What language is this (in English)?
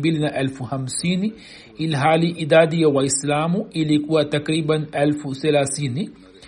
Swahili